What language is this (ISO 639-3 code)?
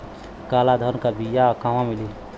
bho